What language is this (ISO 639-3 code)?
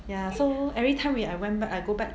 eng